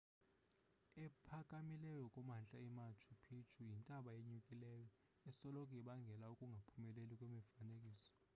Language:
Xhosa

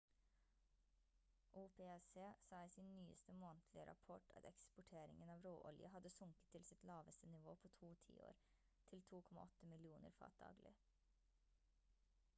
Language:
Norwegian Bokmål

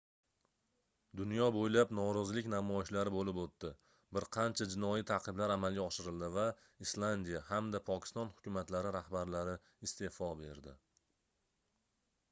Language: Uzbek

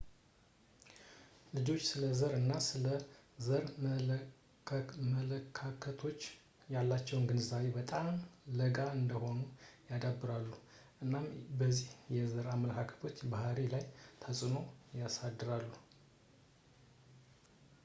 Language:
Amharic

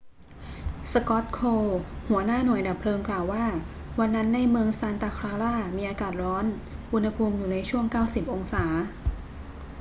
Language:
Thai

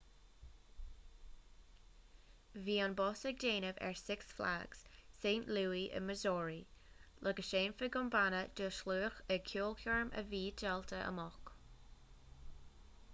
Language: Irish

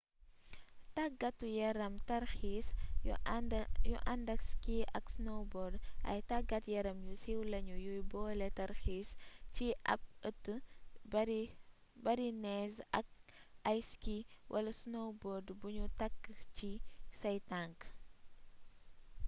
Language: Wolof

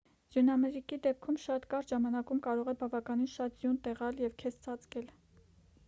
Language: Armenian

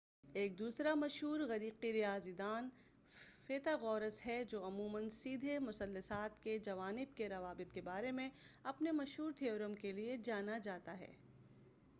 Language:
Urdu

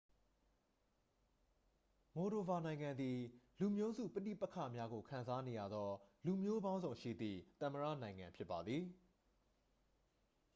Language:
Burmese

